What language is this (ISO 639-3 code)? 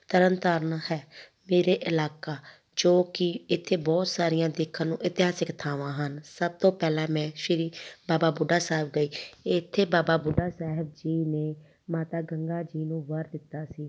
pan